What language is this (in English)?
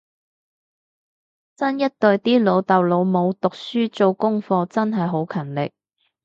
Cantonese